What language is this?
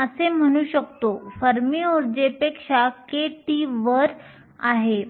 Marathi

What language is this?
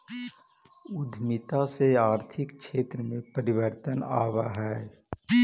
Magahi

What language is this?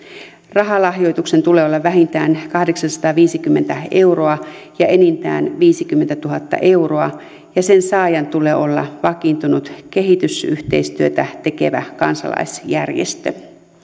Finnish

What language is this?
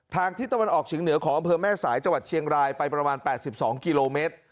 Thai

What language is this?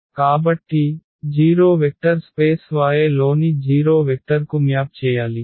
Telugu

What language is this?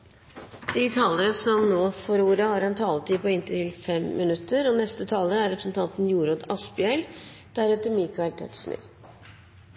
Norwegian Bokmål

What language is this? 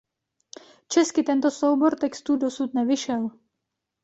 Czech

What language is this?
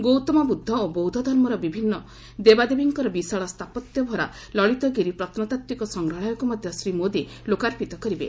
Odia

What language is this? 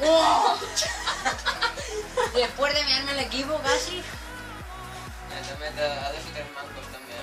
Spanish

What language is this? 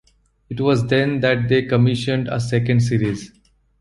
English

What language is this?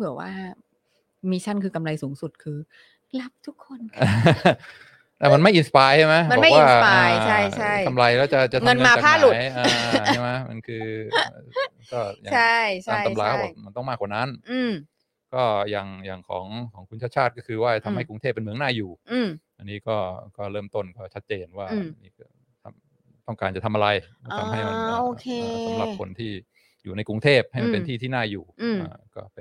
Thai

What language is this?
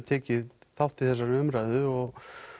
Icelandic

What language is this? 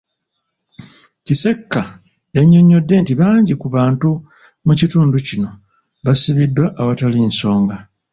Ganda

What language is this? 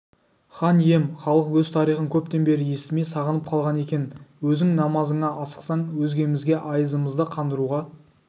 Kazakh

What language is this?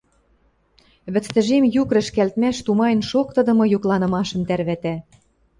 Western Mari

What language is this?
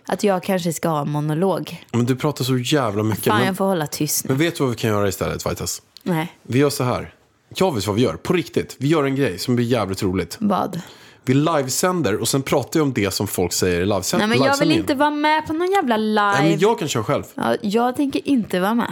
Swedish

